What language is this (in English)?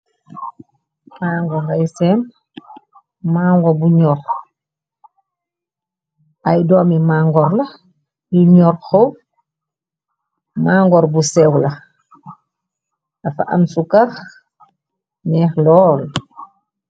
Wolof